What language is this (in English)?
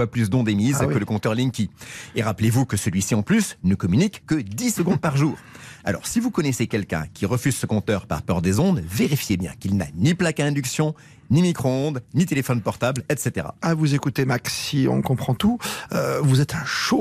French